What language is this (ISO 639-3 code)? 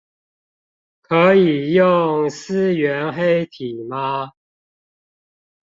zho